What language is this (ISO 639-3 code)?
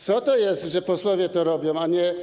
pol